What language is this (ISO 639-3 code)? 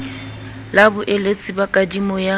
sot